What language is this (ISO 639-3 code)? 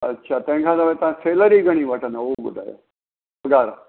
snd